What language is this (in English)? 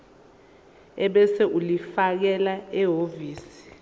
Zulu